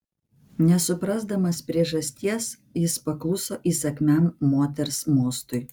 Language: Lithuanian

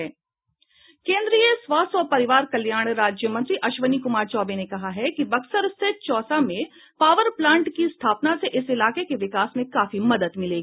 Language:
Hindi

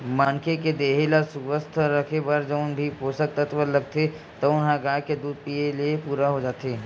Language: Chhattisgarhi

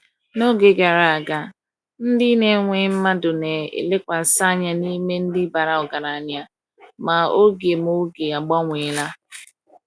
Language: Igbo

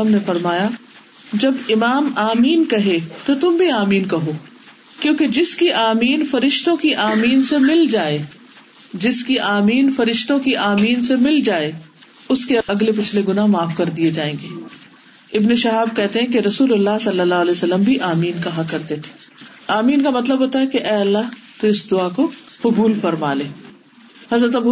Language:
Urdu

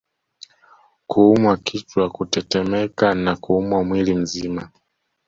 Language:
Swahili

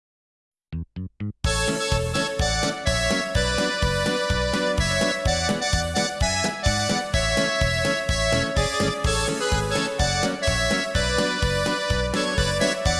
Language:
Slovak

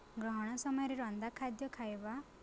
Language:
Odia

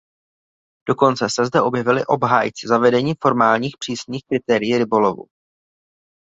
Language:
Czech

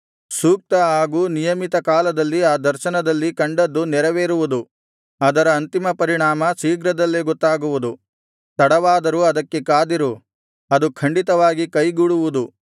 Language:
Kannada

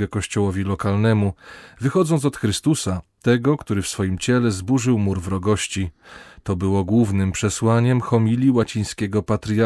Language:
Polish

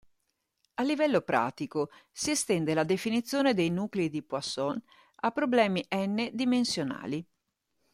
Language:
Italian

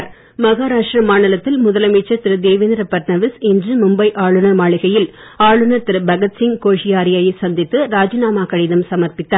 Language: Tamil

